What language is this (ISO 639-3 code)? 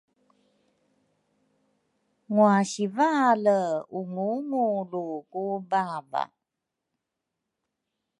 dru